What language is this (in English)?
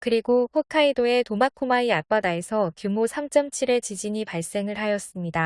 Korean